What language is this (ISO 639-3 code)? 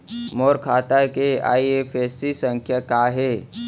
hne